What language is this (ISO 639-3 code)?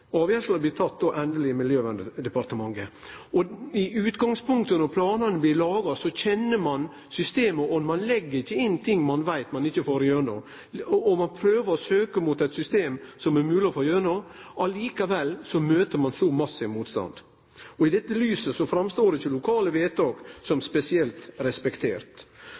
nno